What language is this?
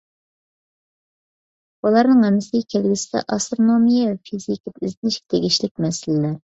Uyghur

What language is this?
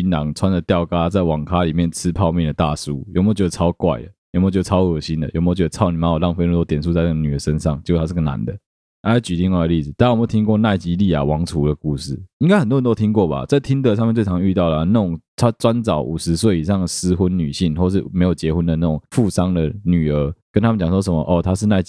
Chinese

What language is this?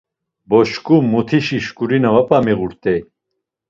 Laz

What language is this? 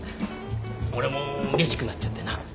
Japanese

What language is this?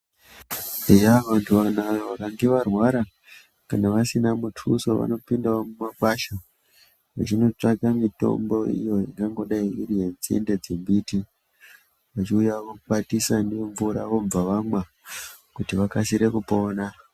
Ndau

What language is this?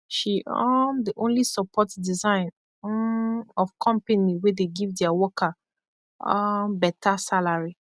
Nigerian Pidgin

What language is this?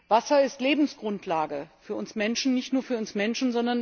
German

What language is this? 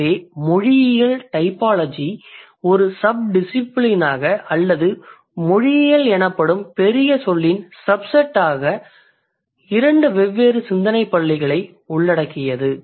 Tamil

